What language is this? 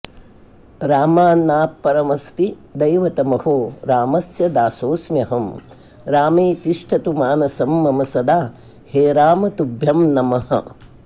Sanskrit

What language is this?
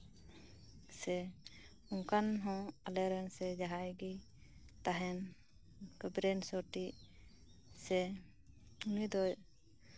Santali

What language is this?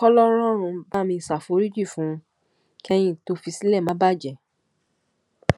Yoruba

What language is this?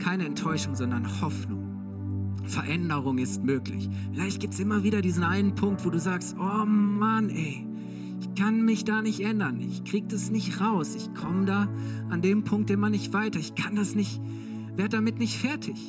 German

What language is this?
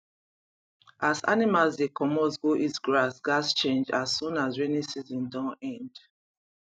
Nigerian Pidgin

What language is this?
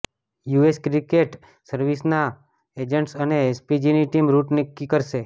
Gujarati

